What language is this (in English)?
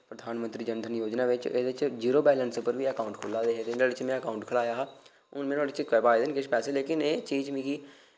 Dogri